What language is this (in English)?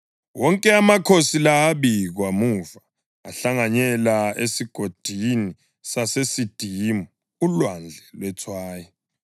North Ndebele